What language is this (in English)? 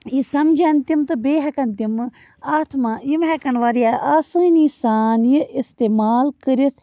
Kashmiri